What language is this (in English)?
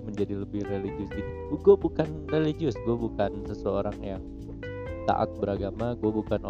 Indonesian